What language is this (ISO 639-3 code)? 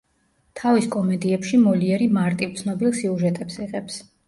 kat